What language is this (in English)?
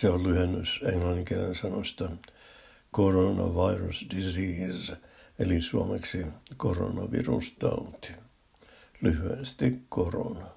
Finnish